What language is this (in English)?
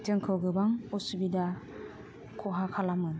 Bodo